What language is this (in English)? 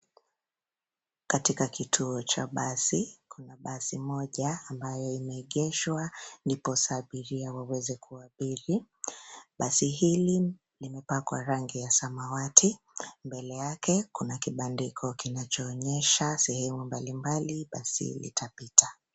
Swahili